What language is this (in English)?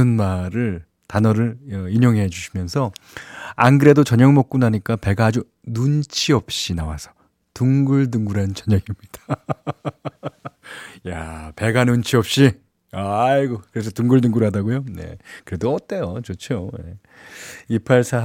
Korean